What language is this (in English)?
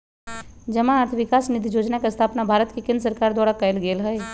Magahi